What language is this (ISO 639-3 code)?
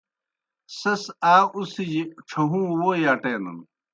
plk